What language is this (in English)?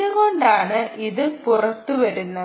Malayalam